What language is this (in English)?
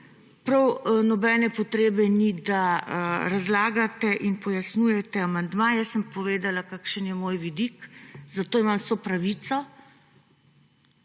Slovenian